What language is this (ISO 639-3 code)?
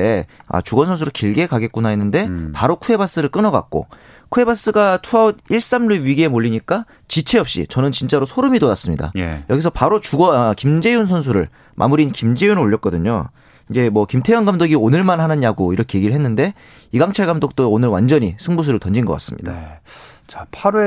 kor